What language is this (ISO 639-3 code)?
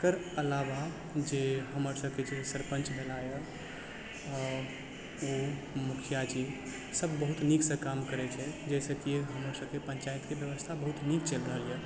mai